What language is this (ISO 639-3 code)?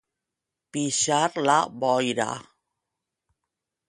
cat